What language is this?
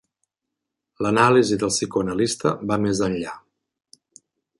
Catalan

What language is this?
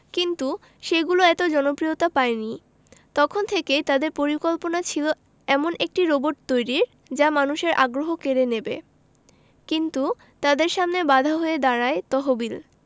Bangla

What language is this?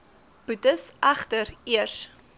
Afrikaans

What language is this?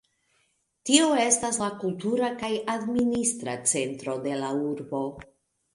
Esperanto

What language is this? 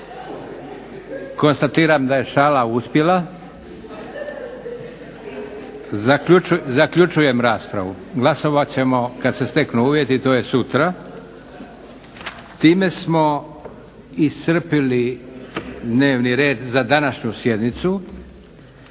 Croatian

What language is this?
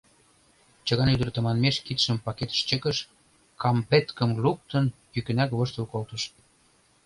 Mari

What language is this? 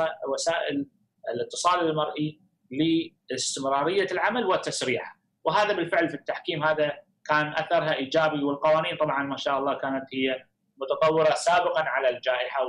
Arabic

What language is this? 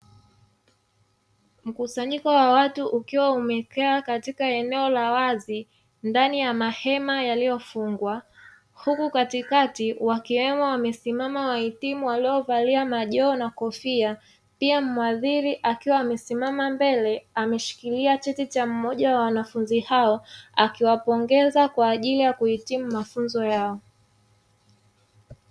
Swahili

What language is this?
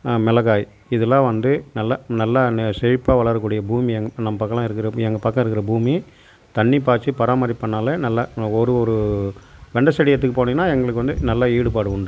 Tamil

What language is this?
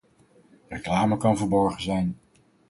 Dutch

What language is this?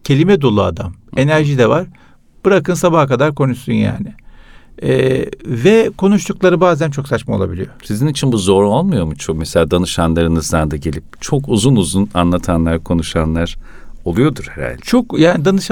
Turkish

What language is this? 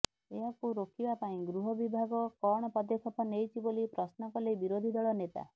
Odia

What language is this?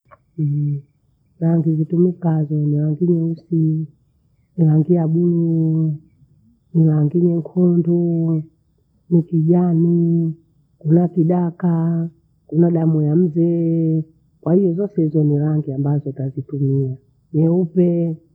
Bondei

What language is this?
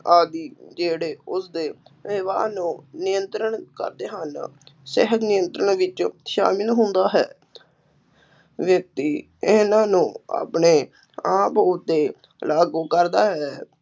Punjabi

